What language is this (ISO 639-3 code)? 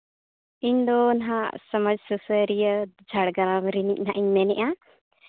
sat